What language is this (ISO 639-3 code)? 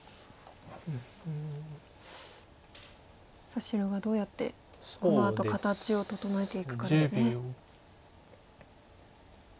jpn